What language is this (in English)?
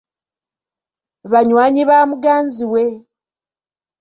Ganda